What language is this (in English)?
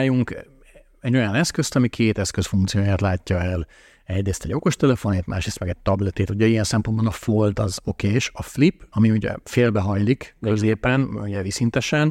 Hungarian